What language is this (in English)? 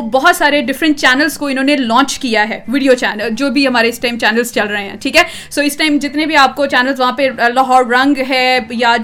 Urdu